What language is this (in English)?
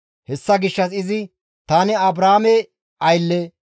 Gamo